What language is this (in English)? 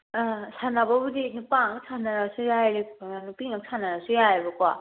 Manipuri